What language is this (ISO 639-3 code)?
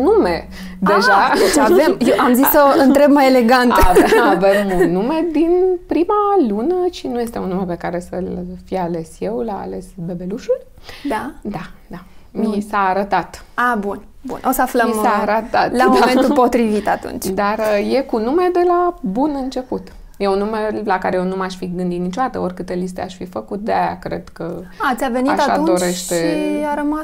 ron